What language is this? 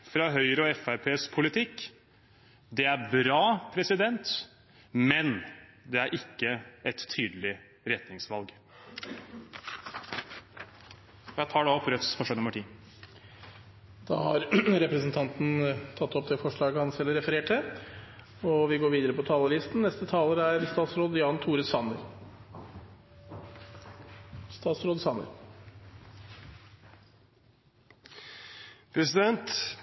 Norwegian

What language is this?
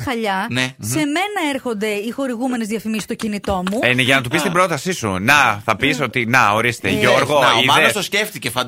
Greek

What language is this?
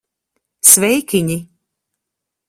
Latvian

